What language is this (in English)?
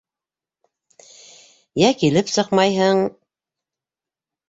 Bashkir